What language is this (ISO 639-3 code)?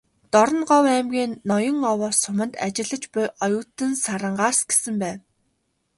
mon